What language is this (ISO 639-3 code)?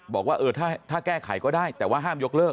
tha